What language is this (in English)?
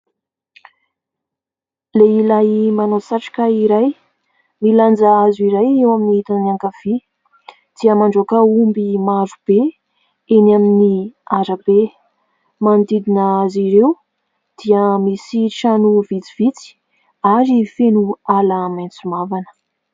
Malagasy